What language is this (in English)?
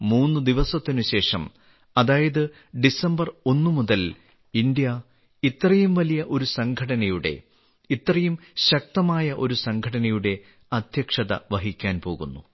Malayalam